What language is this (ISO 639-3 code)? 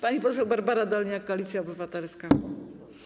pol